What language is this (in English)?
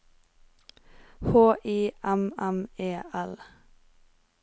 Norwegian